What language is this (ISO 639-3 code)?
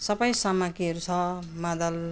nep